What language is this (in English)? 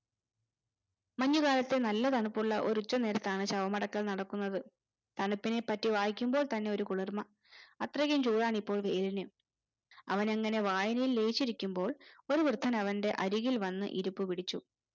Malayalam